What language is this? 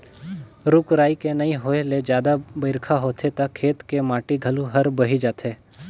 Chhattisgarhi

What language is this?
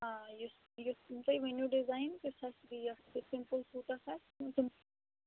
Kashmiri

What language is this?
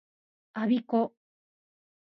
Japanese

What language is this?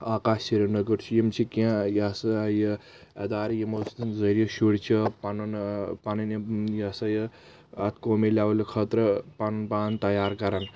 Kashmiri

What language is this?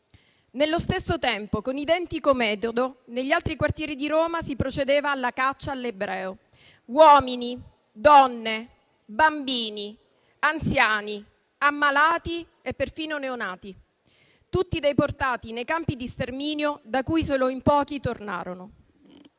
Italian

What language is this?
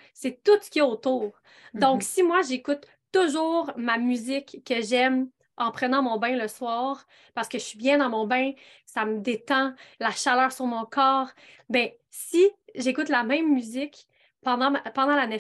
French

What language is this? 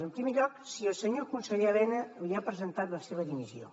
Catalan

